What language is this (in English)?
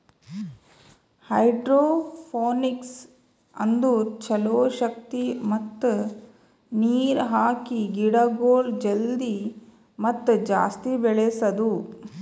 Kannada